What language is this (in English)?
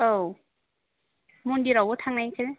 Bodo